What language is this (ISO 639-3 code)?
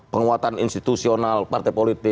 ind